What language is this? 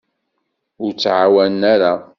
Kabyle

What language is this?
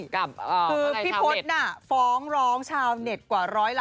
Thai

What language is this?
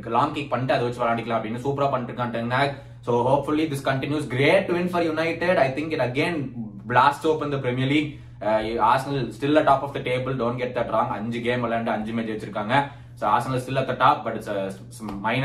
Tamil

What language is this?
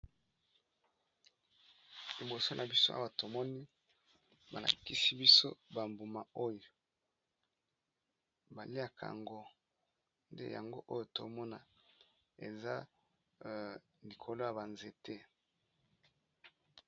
Lingala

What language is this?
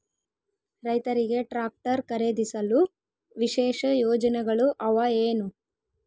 Kannada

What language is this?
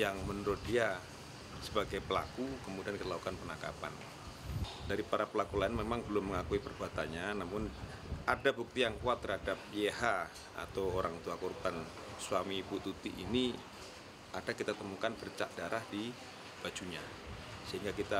Indonesian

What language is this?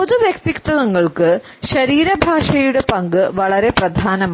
Malayalam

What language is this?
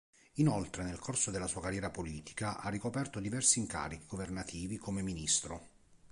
Italian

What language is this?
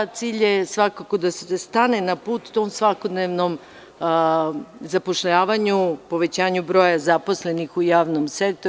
Serbian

